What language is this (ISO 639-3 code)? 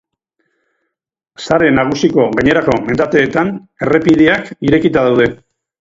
eus